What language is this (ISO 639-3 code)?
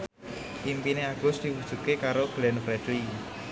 jav